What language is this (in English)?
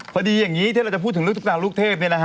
Thai